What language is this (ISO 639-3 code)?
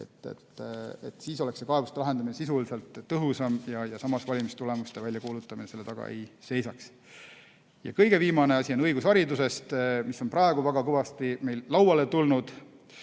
est